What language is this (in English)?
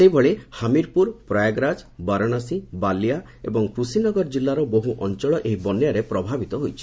Odia